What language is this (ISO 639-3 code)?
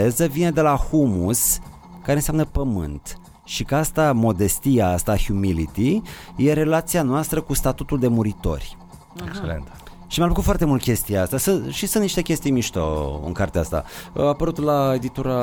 ron